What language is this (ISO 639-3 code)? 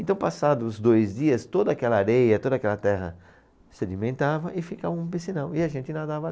por